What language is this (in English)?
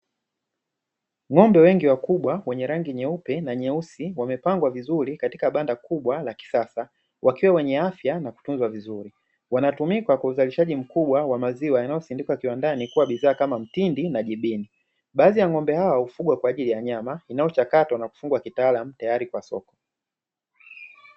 Swahili